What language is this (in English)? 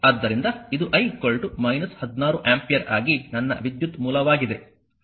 Kannada